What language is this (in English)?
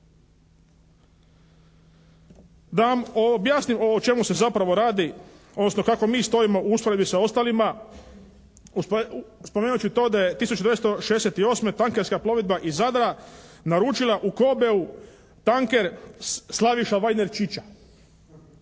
Croatian